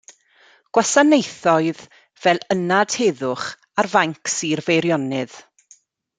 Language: Welsh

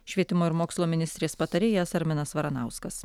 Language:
Lithuanian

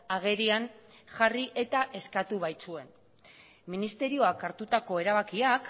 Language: Basque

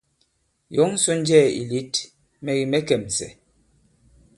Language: Bankon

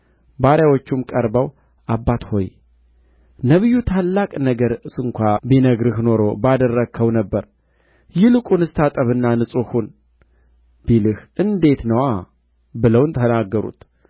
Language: Amharic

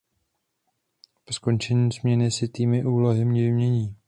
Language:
Czech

